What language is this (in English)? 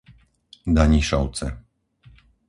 Slovak